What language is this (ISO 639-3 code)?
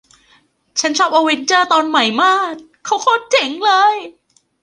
tha